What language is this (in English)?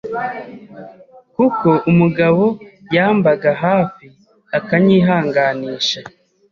Kinyarwanda